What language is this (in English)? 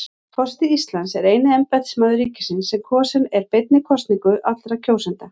Icelandic